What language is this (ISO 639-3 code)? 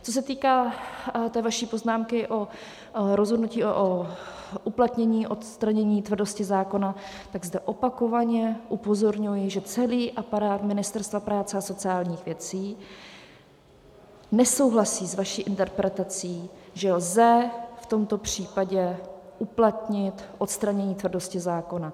ces